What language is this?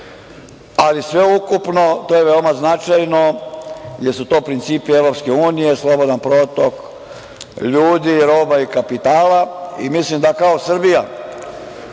Serbian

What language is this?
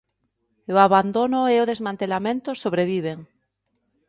Galician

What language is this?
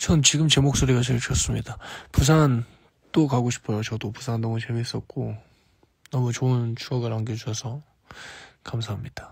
Korean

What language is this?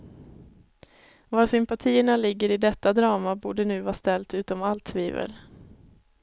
Swedish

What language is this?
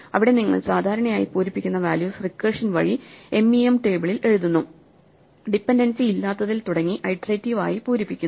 Malayalam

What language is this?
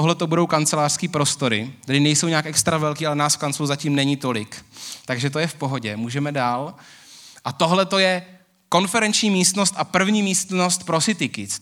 Czech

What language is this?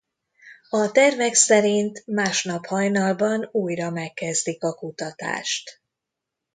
Hungarian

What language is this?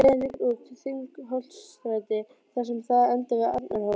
Icelandic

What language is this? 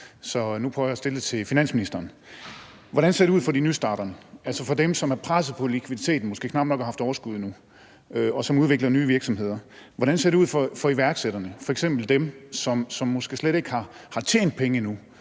Danish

